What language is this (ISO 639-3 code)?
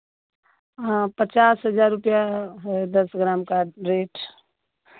hin